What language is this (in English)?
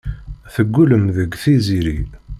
Kabyle